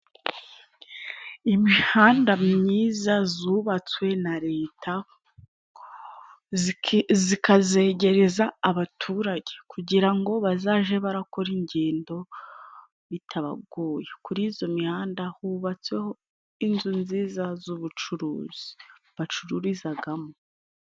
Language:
Kinyarwanda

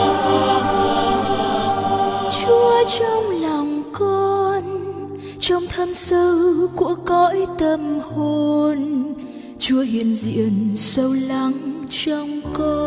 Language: Vietnamese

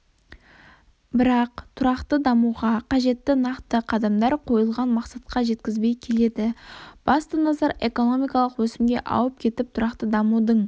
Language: Kazakh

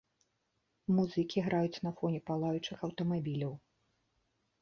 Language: Belarusian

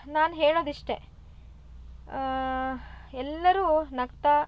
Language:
Kannada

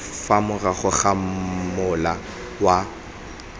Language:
Tswana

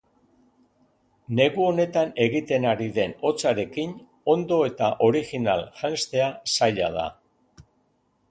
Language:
Basque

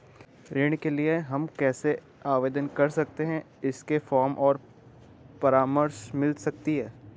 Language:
Hindi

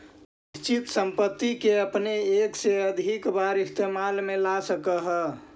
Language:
Magahi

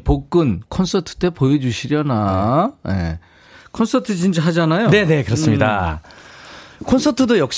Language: Korean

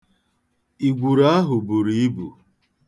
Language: Igbo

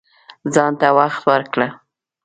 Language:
Pashto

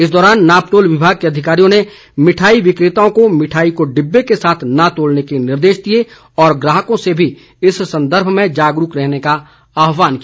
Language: Hindi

